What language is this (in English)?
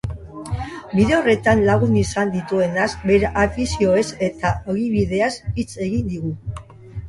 Basque